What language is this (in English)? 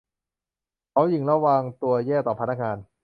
Thai